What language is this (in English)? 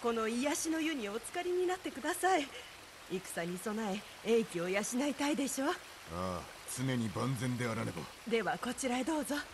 Japanese